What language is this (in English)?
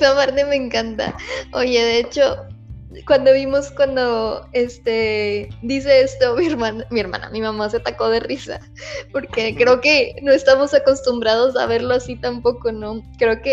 Spanish